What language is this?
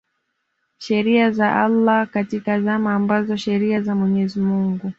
Swahili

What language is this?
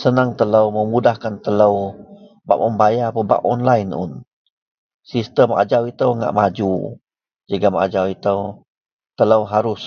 Central Melanau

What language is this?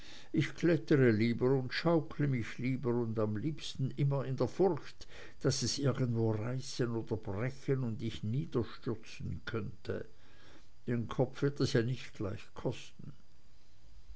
German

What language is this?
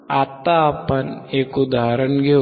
Marathi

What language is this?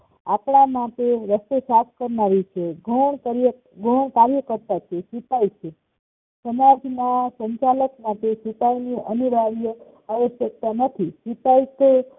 Gujarati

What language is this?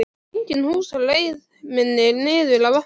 Icelandic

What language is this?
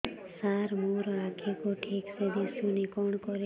Odia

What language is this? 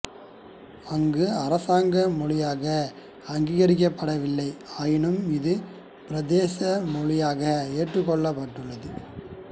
Tamil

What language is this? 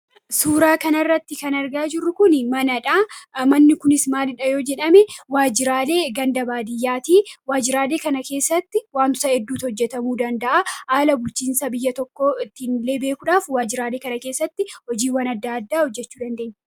Oromo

